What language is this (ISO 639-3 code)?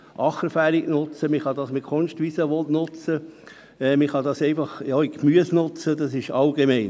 gsw